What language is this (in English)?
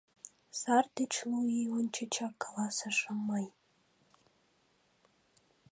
Mari